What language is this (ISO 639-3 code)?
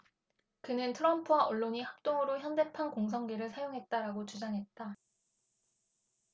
kor